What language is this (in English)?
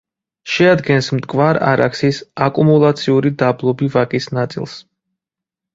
Georgian